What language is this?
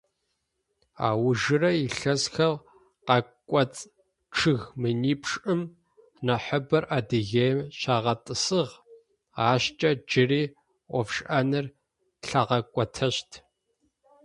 Adyghe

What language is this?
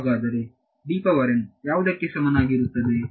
Kannada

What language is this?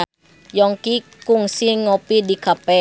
Sundanese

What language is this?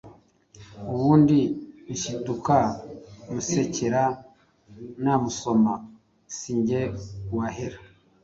Kinyarwanda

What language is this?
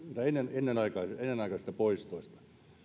Finnish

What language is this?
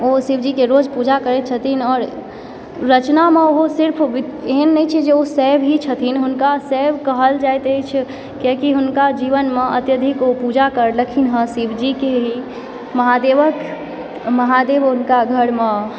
Maithili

